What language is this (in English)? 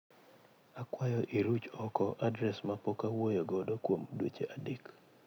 Luo (Kenya and Tanzania)